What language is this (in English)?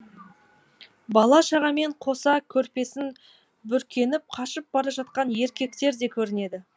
Kazakh